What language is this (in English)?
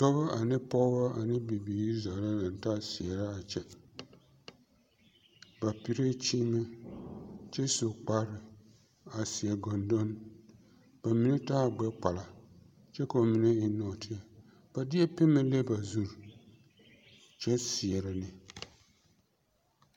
Southern Dagaare